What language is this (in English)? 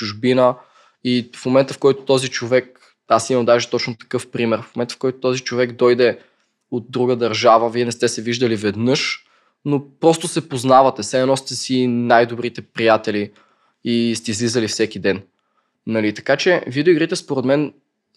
Bulgarian